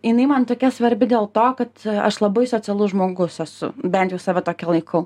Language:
Lithuanian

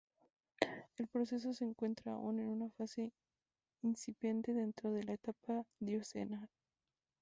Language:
Spanish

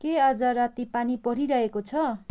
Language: Nepali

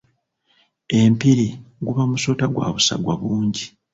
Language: Ganda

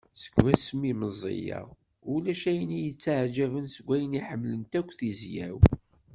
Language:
Kabyle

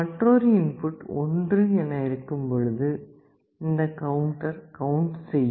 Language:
Tamil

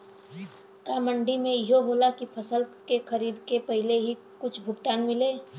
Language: Bhojpuri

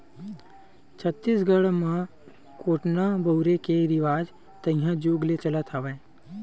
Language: Chhattisgarhi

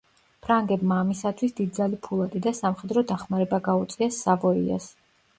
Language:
Georgian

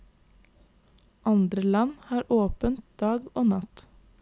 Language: Norwegian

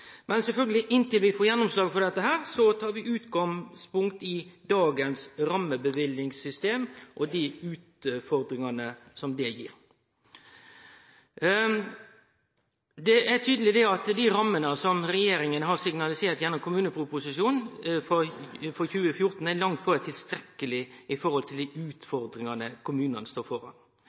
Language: Norwegian Nynorsk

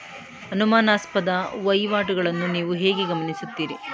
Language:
Kannada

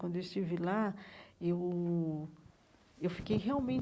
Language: Portuguese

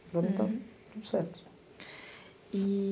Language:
Portuguese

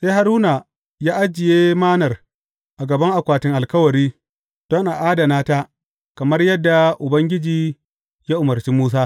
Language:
Hausa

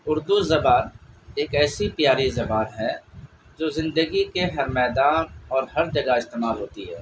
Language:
Urdu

